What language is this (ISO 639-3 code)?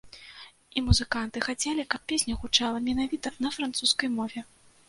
bel